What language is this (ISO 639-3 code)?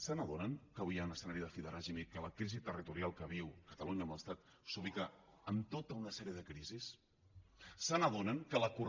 cat